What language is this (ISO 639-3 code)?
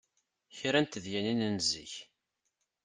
kab